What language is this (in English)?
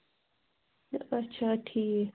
Kashmiri